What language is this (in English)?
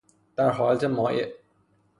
Persian